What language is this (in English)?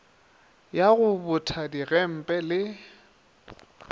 Northern Sotho